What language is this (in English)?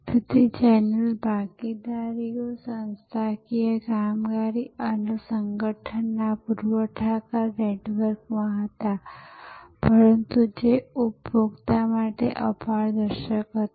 Gujarati